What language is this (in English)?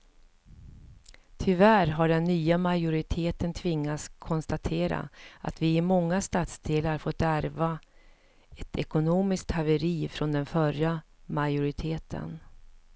Swedish